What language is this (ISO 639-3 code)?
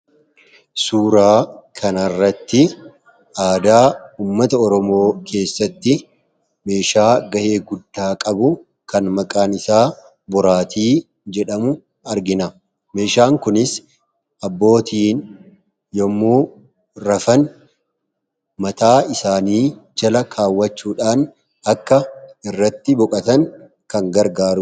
orm